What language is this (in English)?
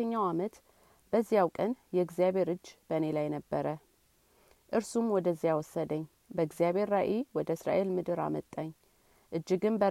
Amharic